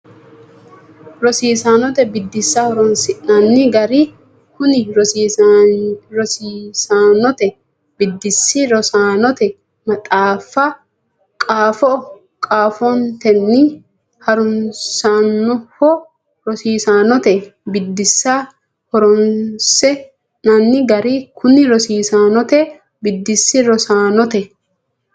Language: Sidamo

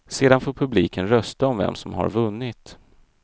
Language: Swedish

